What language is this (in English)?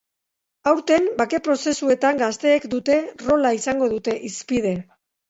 Basque